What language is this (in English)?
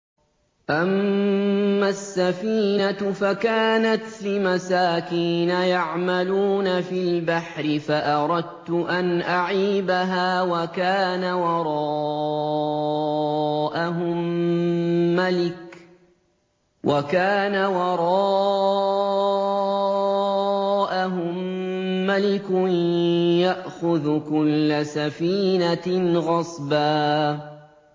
Arabic